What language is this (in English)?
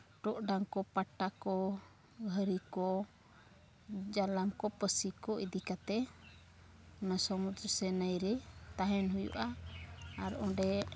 Santali